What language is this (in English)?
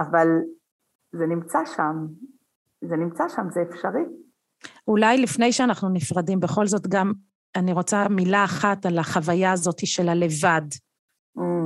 Hebrew